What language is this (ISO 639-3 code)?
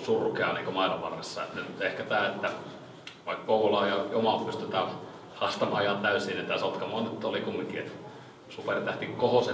fin